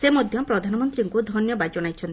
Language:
Odia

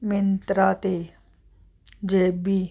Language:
Punjabi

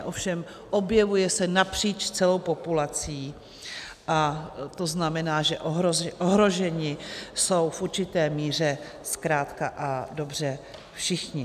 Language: Czech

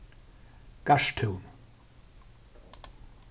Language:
Faroese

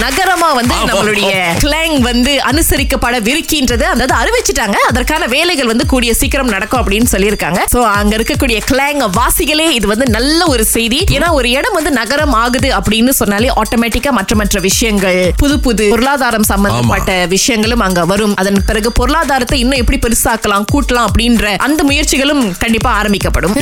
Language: Tamil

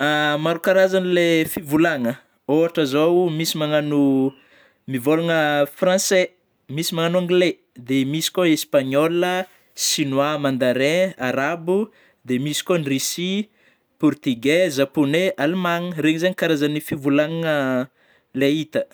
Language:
Northern Betsimisaraka Malagasy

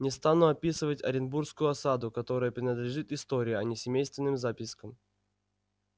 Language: Russian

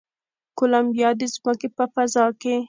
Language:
Pashto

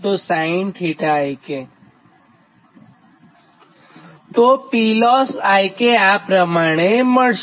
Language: Gujarati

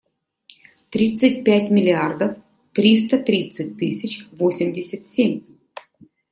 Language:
Russian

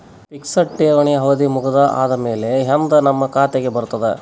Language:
Kannada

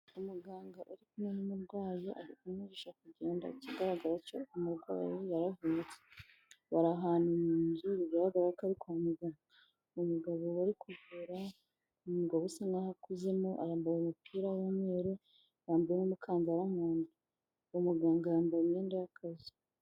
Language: Kinyarwanda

